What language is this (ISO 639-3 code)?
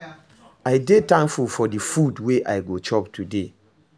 pcm